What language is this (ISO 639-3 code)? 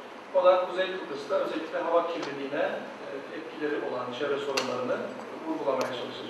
tur